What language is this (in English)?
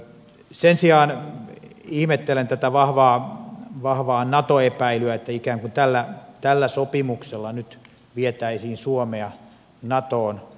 Finnish